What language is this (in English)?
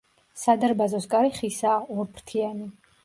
Georgian